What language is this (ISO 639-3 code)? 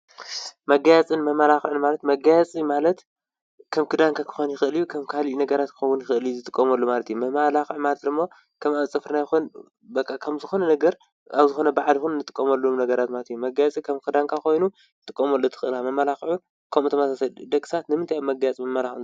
tir